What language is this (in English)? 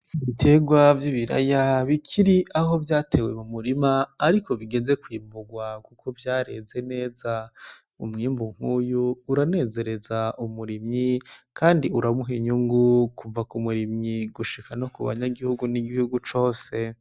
Rundi